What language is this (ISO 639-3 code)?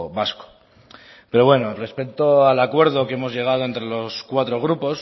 spa